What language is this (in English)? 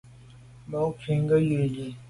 Medumba